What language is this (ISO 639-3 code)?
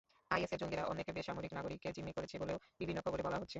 ben